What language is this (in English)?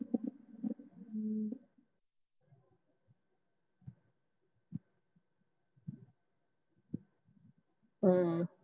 Punjabi